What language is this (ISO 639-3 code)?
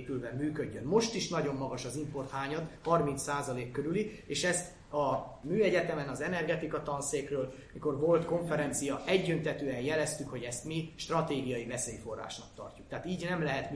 hun